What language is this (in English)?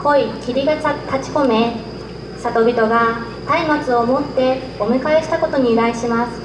Japanese